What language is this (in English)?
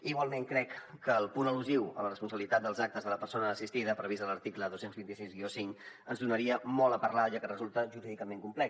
Catalan